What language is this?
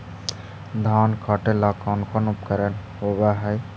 Magahi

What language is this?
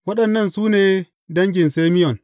Hausa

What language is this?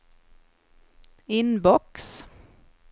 Swedish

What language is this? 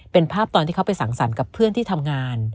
Thai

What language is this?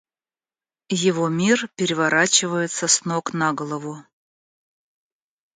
Russian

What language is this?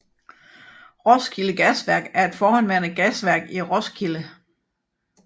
Danish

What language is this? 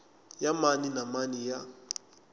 Tsonga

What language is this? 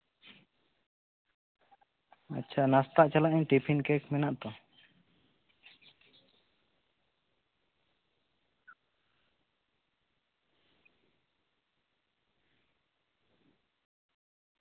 Santali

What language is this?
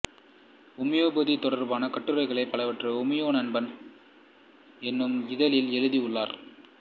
Tamil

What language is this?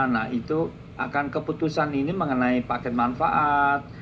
Indonesian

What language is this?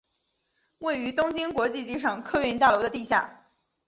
Chinese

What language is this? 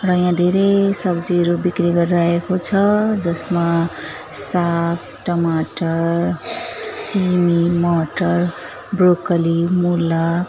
Nepali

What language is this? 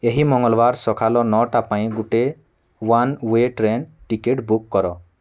Odia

